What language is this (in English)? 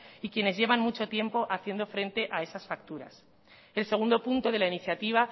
Spanish